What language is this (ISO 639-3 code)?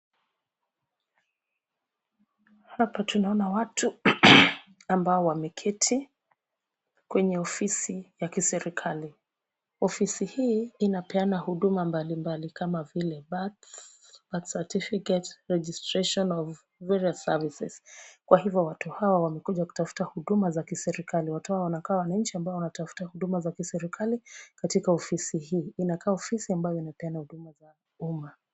swa